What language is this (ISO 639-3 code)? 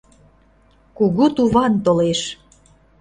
chm